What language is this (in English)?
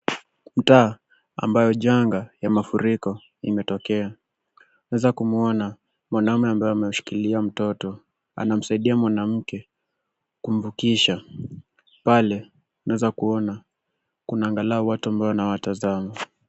Swahili